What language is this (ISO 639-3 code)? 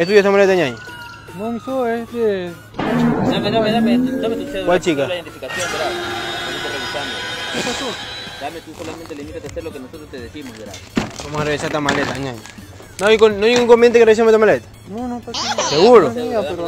spa